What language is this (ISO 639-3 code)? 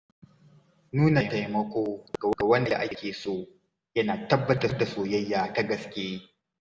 hau